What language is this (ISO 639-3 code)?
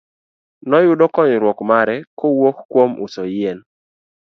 luo